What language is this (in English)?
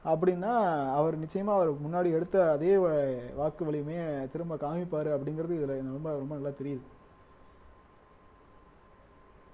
Tamil